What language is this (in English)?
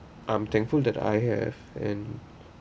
English